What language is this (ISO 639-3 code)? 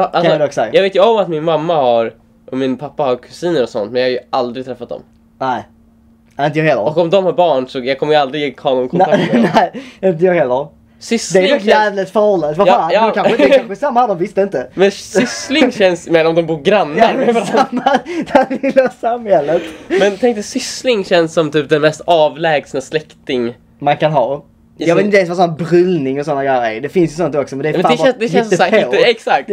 swe